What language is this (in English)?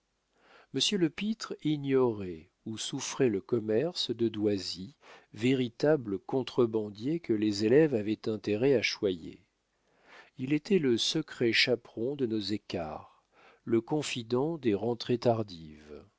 French